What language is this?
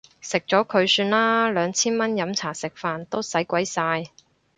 Cantonese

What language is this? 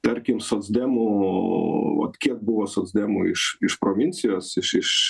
Lithuanian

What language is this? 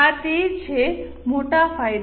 Gujarati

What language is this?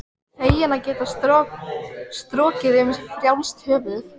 Icelandic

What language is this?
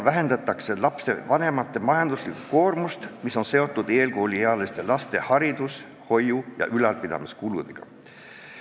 Estonian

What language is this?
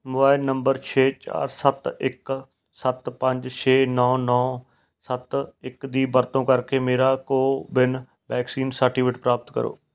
Punjabi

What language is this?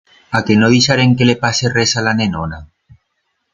Aragonese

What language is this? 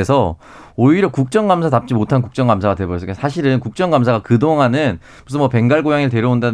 Korean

